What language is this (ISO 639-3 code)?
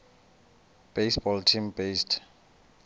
xho